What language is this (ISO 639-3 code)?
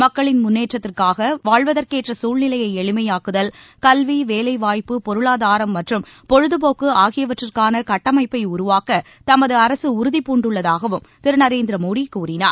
tam